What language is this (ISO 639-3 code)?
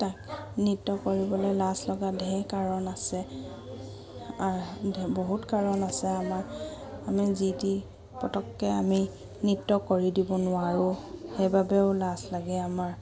asm